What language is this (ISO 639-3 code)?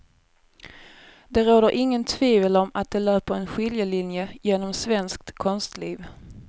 swe